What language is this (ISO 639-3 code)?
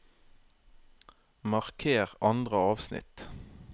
nor